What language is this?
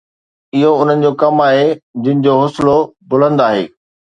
Sindhi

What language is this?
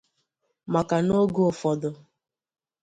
Igbo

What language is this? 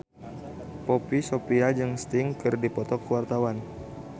Sundanese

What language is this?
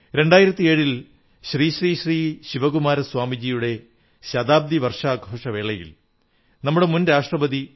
Malayalam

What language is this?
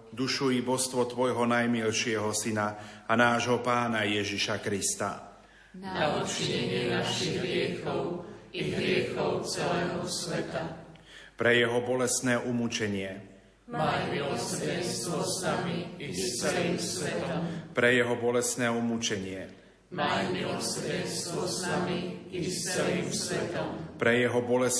Slovak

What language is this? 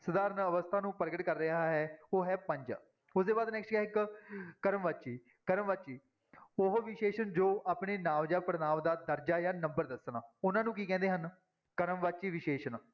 Punjabi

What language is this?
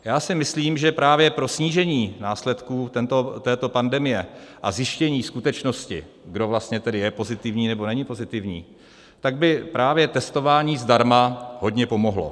Czech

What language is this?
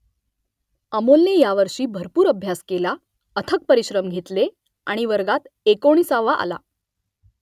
Marathi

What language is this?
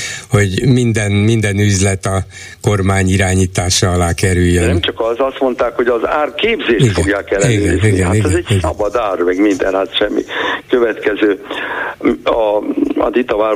Hungarian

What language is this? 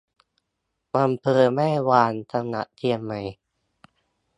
Thai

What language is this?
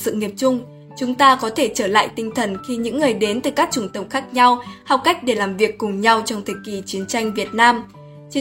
Vietnamese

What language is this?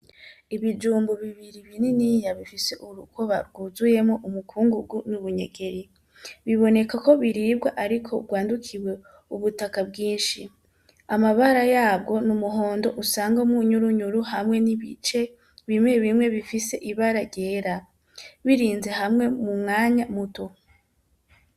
Rundi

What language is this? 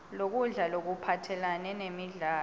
Swati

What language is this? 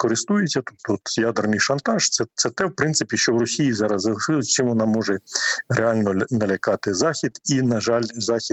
Ukrainian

